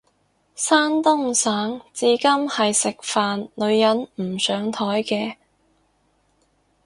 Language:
Cantonese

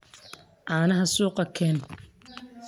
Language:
Somali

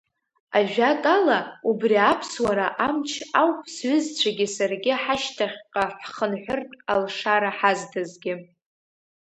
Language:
Abkhazian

